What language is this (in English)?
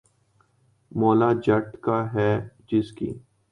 Urdu